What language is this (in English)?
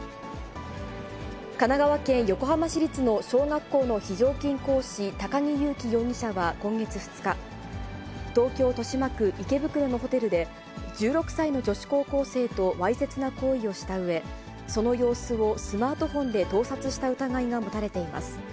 Japanese